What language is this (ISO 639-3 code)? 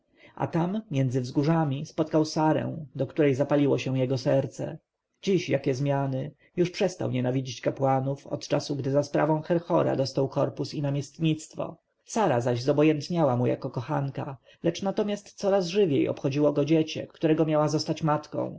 pol